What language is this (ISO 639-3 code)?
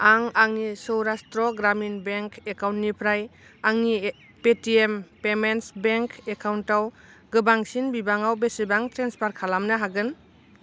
brx